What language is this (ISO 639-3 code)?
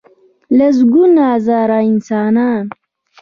pus